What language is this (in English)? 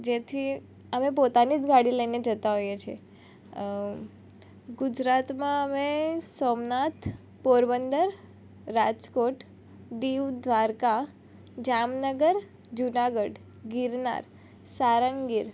Gujarati